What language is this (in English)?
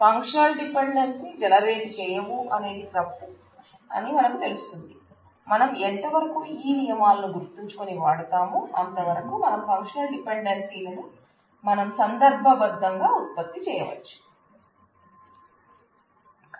Telugu